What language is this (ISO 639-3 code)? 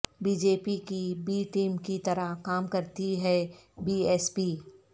urd